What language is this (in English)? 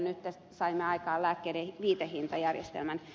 Finnish